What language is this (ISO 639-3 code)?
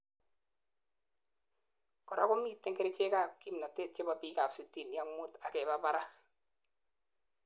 kln